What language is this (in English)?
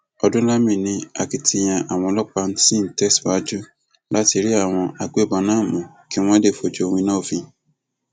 Yoruba